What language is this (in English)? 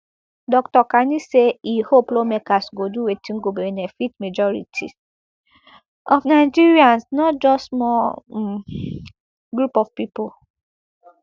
Nigerian Pidgin